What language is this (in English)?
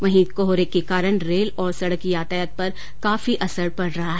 Hindi